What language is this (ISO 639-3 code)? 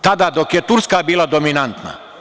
srp